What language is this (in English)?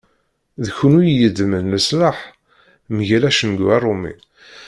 Kabyle